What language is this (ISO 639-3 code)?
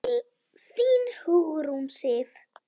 isl